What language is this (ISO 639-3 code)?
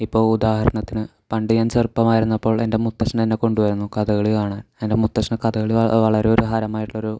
mal